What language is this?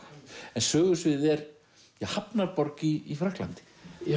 Icelandic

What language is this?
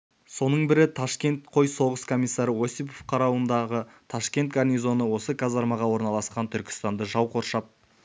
Kazakh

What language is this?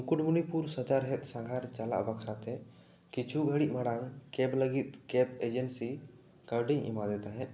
Santali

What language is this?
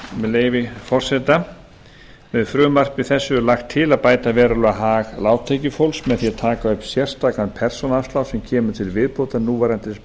Icelandic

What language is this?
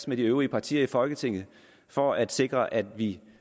Danish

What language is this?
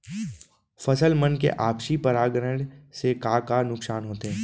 Chhattisgarhi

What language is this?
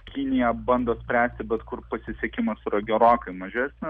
Lithuanian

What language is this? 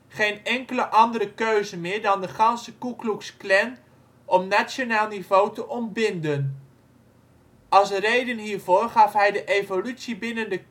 Dutch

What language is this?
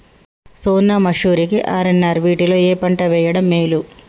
Telugu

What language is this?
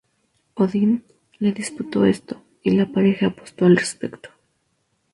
Spanish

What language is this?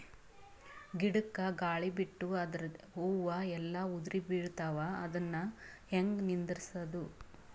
Kannada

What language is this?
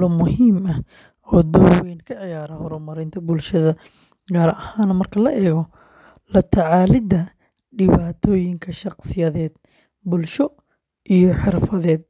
Somali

